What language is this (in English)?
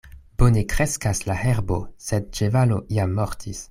Esperanto